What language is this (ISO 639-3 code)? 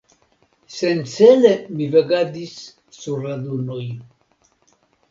epo